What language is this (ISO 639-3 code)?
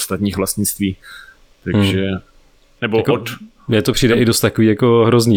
ces